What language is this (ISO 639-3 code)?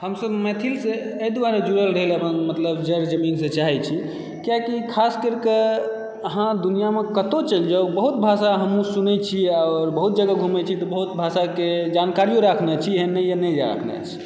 mai